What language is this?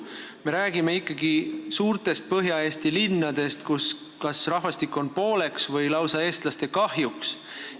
Estonian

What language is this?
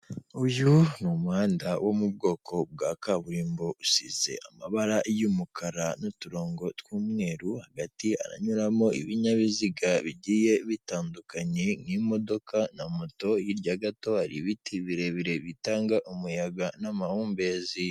Kinyarwanda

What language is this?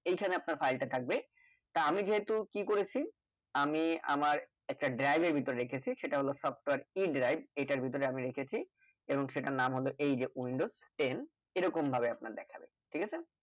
Bangla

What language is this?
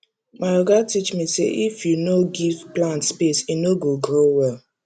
Nigerian Pidgin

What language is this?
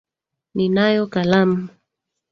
Swahili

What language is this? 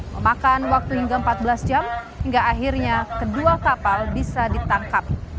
Indonesian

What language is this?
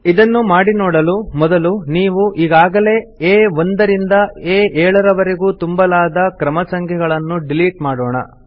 Kannada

